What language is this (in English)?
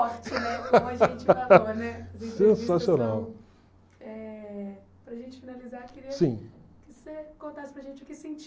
Portuguese